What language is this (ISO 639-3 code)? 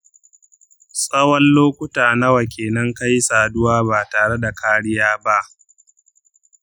hau